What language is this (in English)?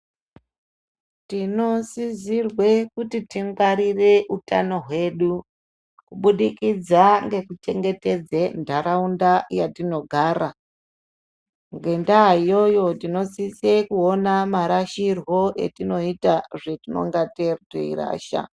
Ndau